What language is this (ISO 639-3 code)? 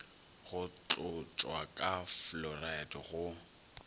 nso